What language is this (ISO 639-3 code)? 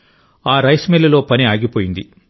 tel